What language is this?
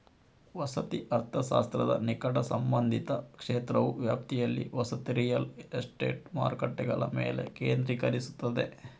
Kannada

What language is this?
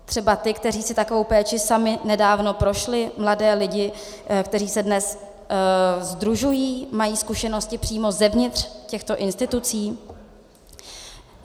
Czech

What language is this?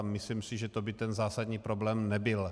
Czech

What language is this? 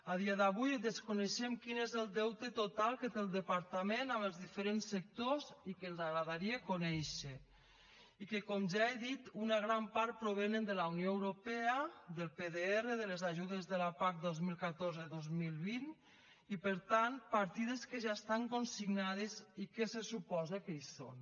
Catalan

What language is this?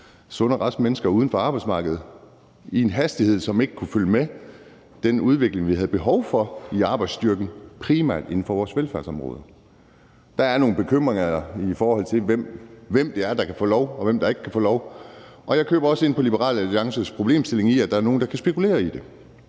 Danish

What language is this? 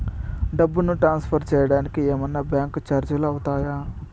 Telugu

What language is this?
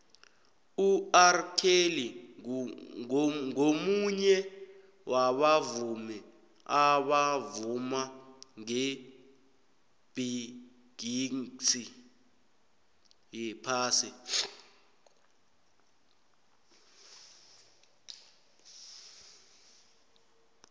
South Ndebele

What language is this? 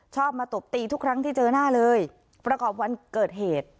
Thai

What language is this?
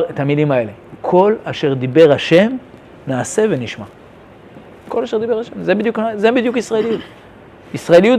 Hebrew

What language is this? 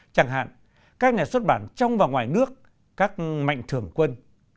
Vietnamese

